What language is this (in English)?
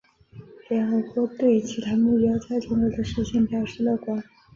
Chinese